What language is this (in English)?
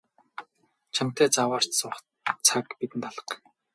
Mongolian